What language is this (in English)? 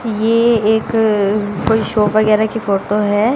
Hindi